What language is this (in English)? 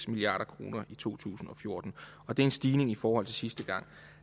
Danish